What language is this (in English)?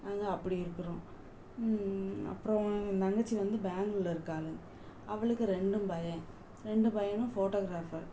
Tamil